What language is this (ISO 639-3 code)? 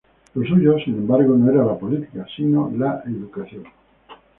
spa